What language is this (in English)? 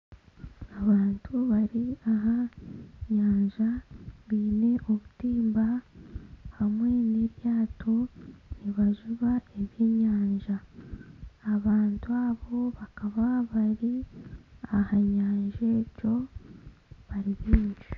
Nyankole